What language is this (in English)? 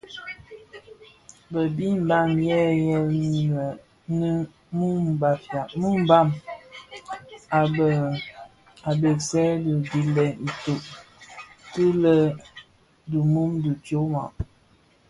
Bafia